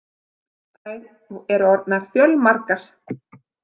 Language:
Icelandic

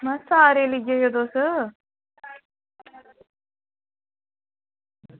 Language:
Dogri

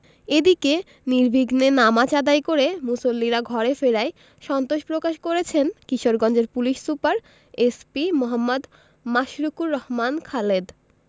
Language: Bangla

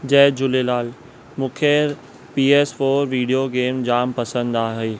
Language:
Sindhi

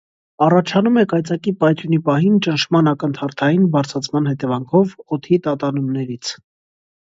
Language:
Armenian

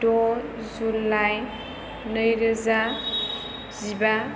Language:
Bodo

